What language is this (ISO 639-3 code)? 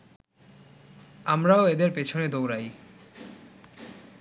ben